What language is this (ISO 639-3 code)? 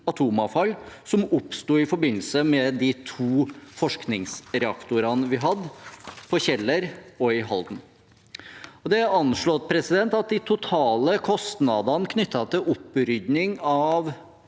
nor